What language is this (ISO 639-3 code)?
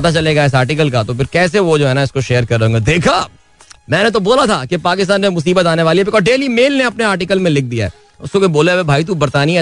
hin